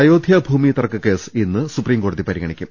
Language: Malayalam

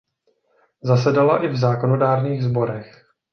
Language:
Czech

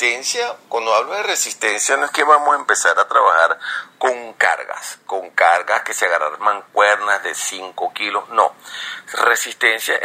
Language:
Spanish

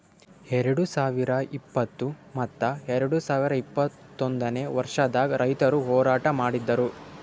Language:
Kannada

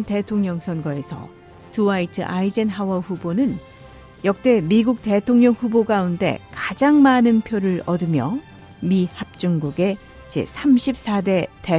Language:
Korean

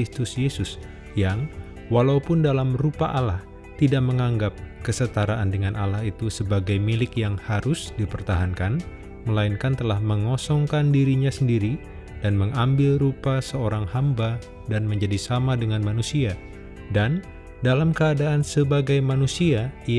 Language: Indonesian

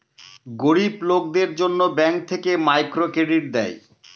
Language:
Bangla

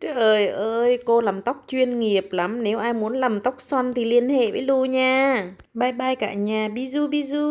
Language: Vietnamese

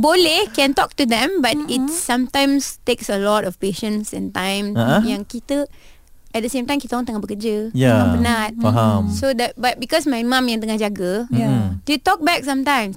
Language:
Malay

